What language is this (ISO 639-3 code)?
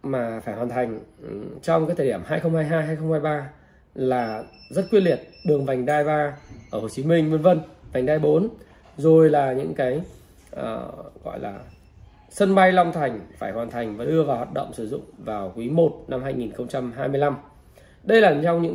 vie